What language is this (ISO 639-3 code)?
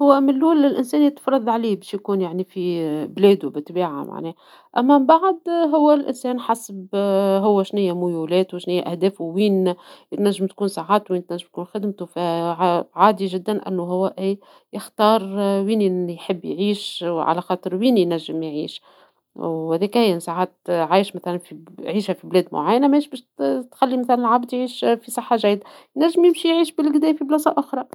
aeb